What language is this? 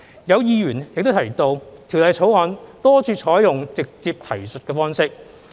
Cantonese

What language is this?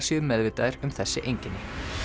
Icelandic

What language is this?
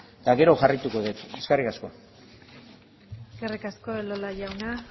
Basque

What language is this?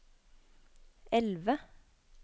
Norwegian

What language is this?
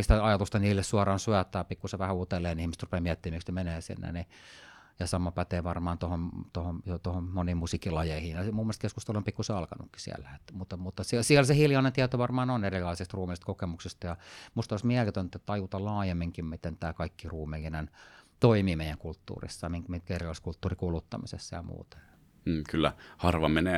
Finnish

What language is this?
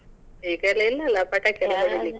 Kannada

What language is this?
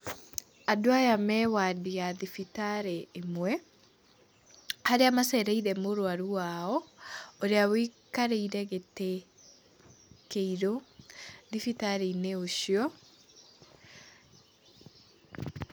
Kikuyu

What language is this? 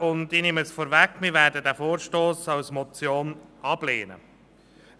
Swiss German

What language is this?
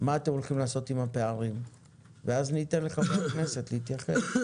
Hebrew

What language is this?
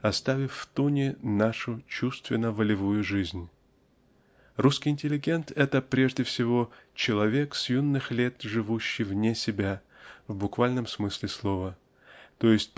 Russian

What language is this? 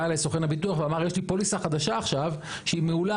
Hebrew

